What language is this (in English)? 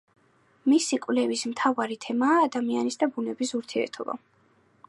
Georgian